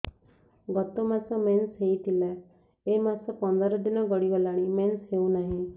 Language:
Odia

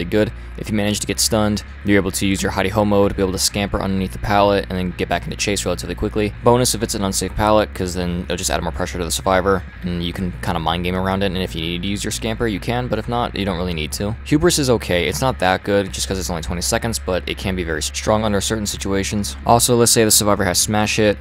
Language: English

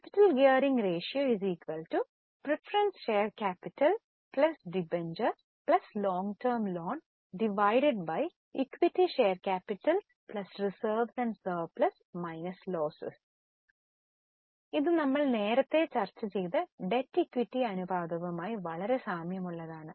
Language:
Malayalam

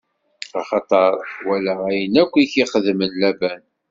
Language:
Kabyle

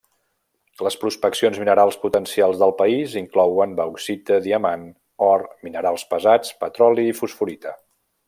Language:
Catalan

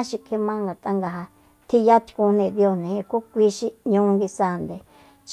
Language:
Soyaltepec Mazatec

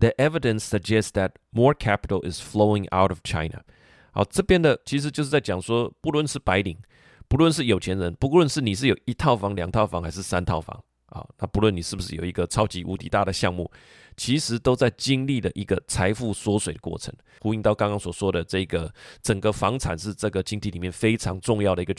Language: Chinese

